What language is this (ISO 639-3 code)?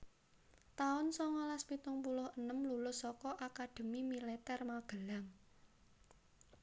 jav